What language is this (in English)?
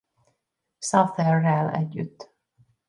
Hungarian